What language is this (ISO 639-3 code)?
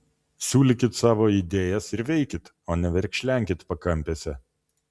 lit